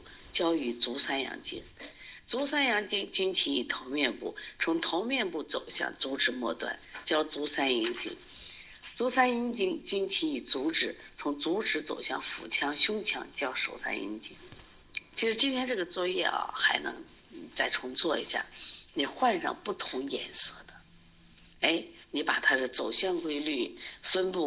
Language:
Chinese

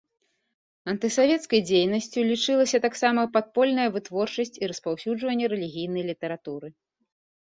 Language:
Belarusian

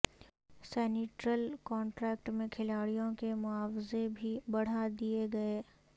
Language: Urdu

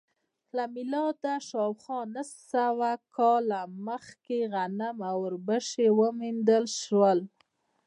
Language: Pashto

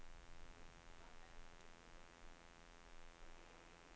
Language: Danish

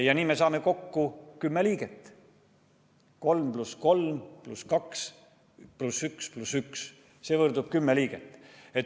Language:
Estonian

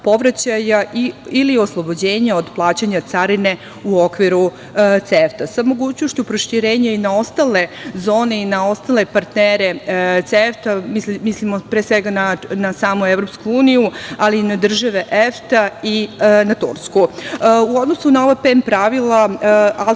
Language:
Serbian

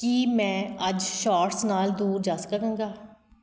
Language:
Punjabi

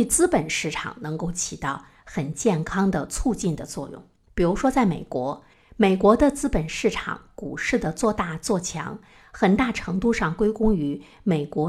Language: Chinese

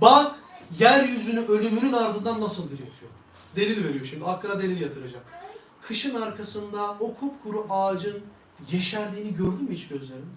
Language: Turkish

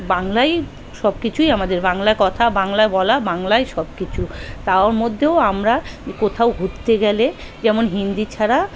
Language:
Bangla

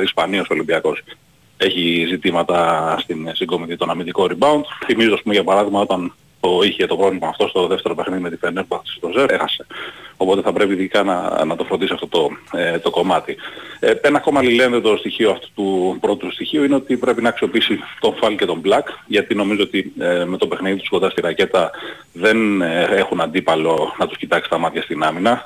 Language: Greek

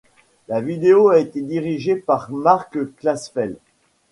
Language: French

